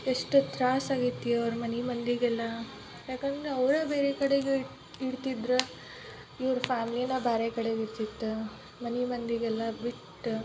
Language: Kannada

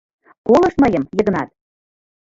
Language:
Mari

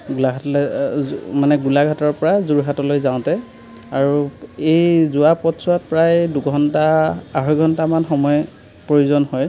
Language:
Assamese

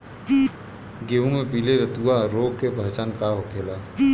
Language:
Bhojpuri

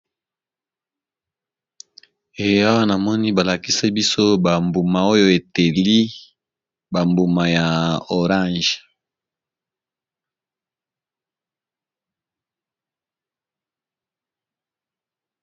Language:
Lingala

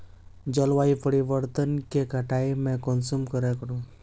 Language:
Magahi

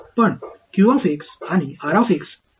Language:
Marathi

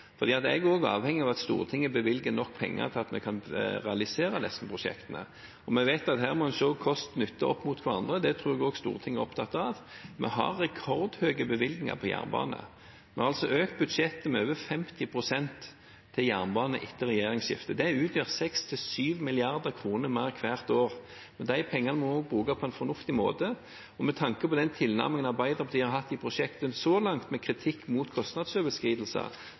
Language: Norwegian Bokmål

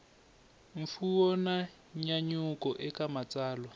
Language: Tsonga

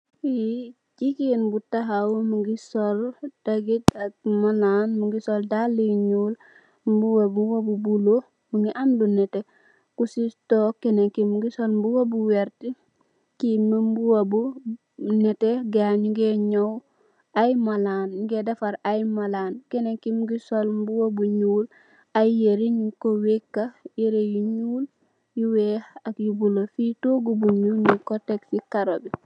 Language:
Wolof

